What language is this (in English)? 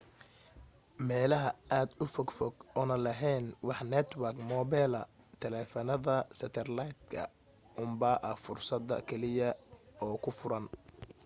Somali